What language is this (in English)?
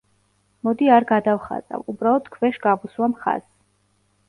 Georgian